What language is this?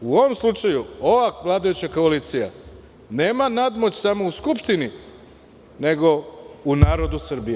Serbian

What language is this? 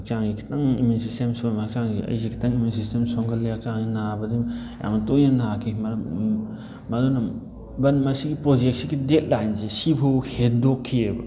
Manipuri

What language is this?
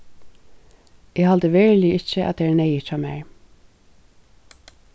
Faroese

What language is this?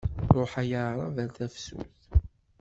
Kabyle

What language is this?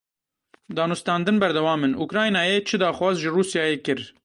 Kurdish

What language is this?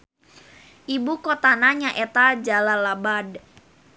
Sundanese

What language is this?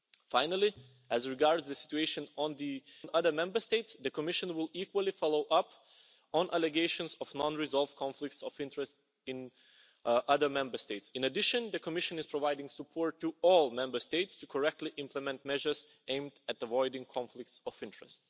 English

